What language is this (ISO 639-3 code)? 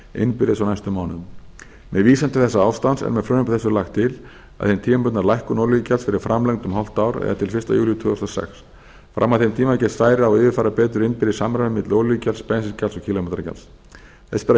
isl